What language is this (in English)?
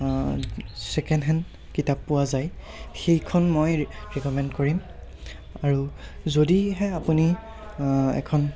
Assamese